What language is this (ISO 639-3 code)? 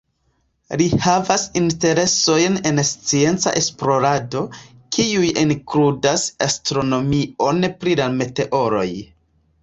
epo